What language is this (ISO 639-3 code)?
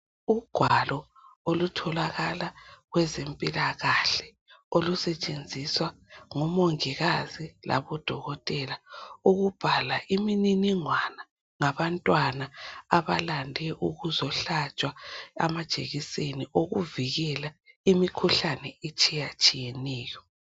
nde